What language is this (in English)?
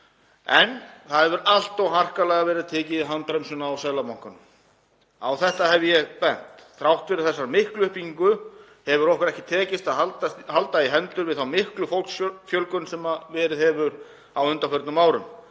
Icelandic